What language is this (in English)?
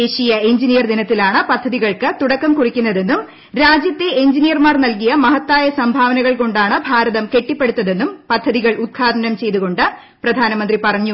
Malayalam